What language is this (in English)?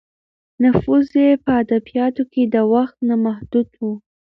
Pashto